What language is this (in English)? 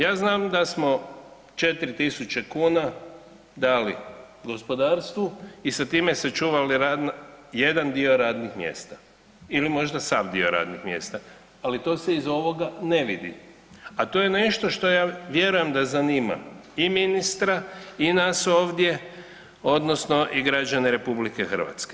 Croatian